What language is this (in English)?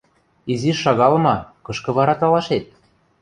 Western Mari